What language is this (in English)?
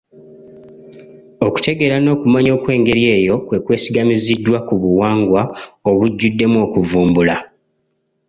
Ganda